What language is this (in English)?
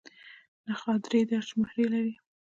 Pashto